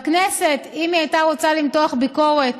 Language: Hebrew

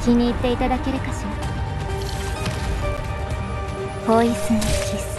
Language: Japanese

